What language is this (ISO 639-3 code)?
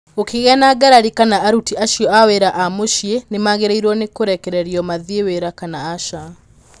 kik